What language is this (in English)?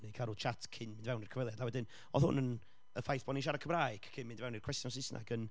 Welsh